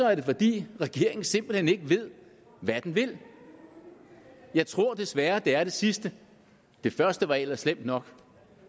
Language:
Danish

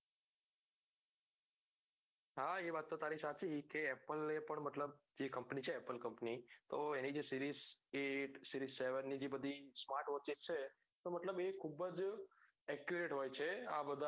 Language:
Gujarati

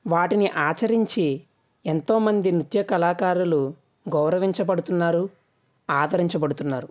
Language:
Telugu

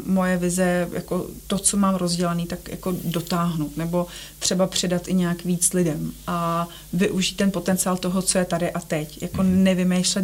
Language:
Czech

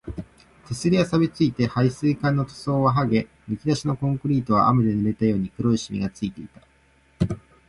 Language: Japanese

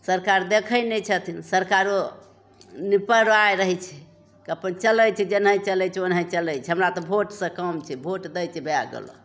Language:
Maithili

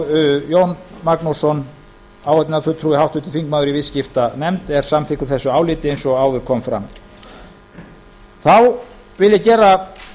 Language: Icelandic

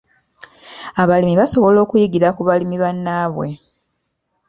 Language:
Ganda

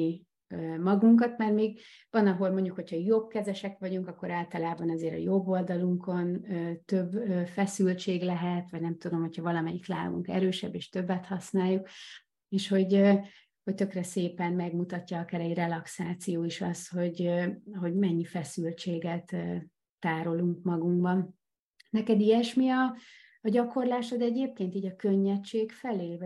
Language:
Hungarian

